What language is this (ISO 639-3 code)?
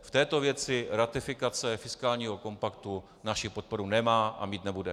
ces